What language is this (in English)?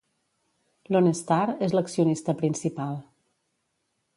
Catalan